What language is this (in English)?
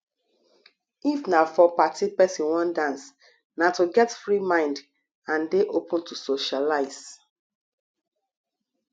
Nigerian Pidgin